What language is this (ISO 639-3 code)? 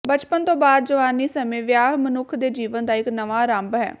pan